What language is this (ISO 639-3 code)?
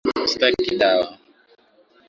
swa